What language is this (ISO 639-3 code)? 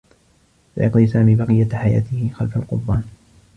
ara